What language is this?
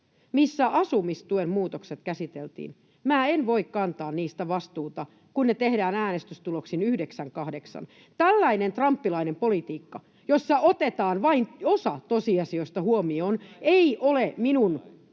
Finnish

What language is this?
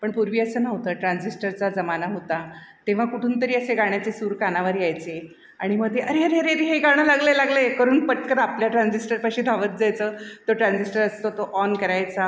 Marathi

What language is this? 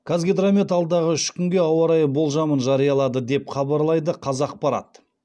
Kazakh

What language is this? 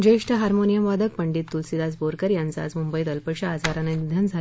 Marathi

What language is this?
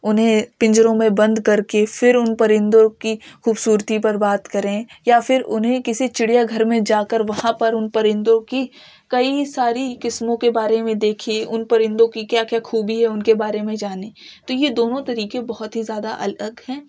Urdu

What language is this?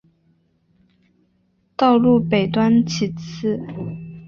Chinese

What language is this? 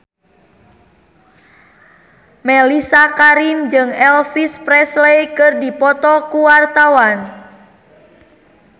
Sundanese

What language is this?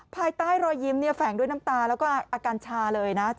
Thai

